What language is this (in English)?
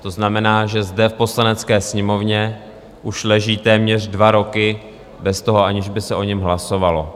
Czech